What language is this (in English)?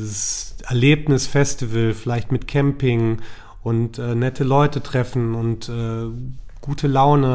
German